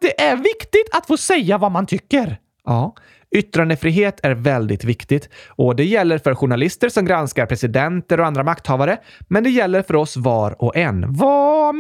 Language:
Swedish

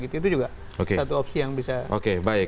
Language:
Indonesian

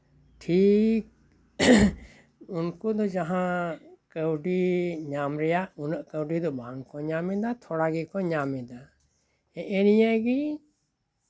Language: Santali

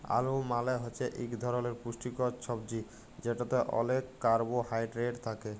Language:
Bangla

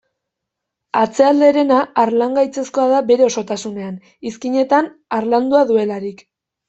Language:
Basque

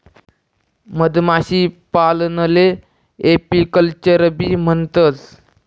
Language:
Marathi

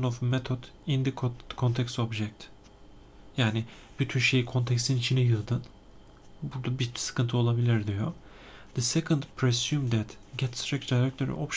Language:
Turkish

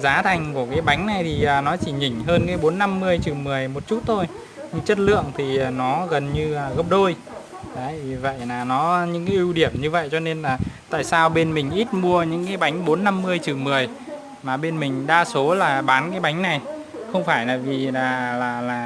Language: Vietnamese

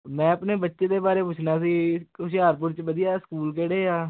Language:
Punjabi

